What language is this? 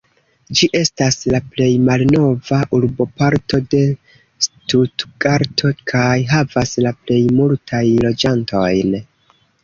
Esperanto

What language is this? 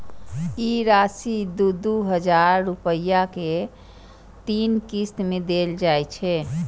Maithili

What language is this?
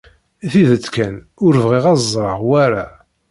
Kabyle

